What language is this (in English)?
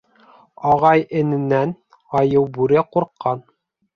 Bashkir